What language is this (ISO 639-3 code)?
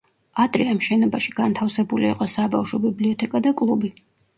kat